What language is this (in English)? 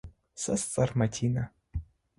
Adyghe